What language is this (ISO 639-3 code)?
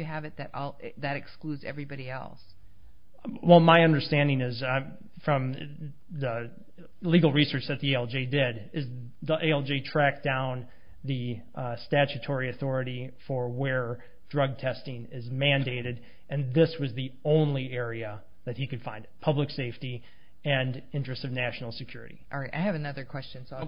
eng